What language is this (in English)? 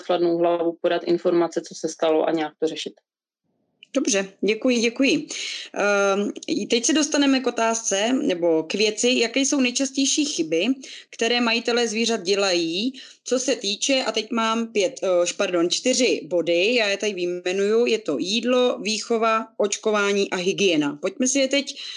Czech